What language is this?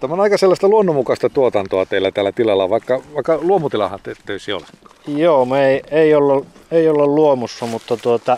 Finnish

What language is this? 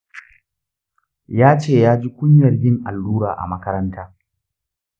Hausa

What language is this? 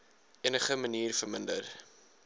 Afrikaans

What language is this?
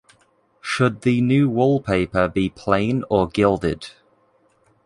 English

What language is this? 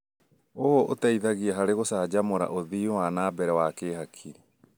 Kikuyu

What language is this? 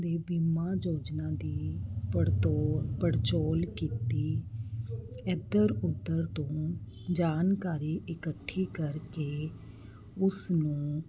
Punjabi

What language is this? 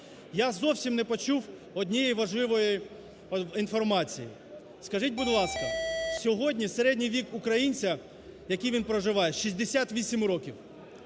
Ukrainian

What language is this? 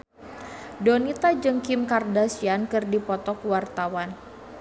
Sundanese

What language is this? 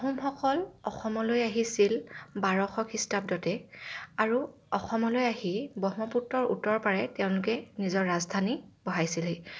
Assamese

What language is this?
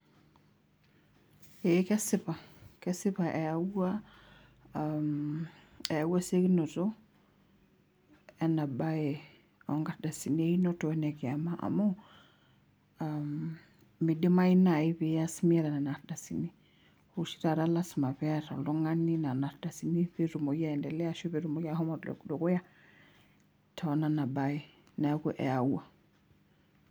Masai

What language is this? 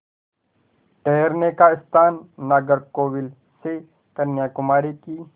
Hindi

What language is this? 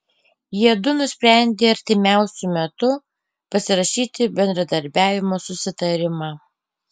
Lithuanian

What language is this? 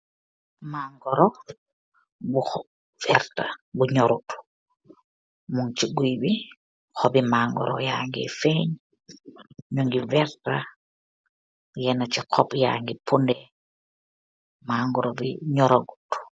Wolof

